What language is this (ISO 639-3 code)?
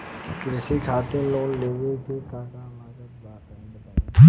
bho